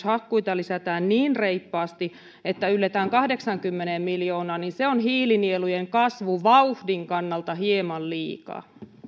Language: Finnish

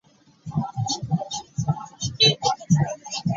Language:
Ganda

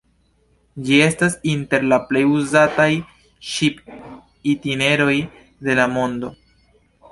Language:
Esperanto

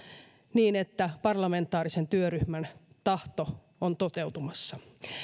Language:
Finnish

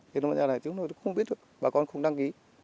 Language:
Vietnamese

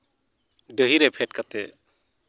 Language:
Santali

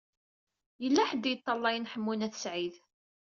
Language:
Kabyle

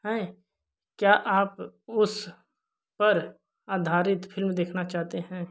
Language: Hindi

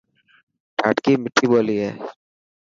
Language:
Dhatki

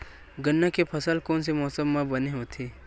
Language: Chhattisgarhi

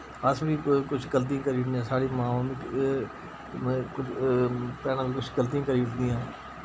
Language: Dogri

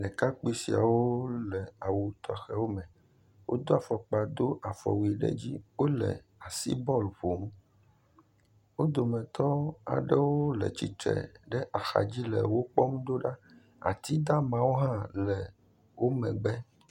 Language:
Ewe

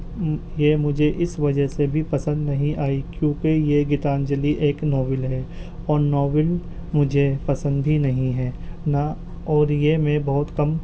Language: Urdu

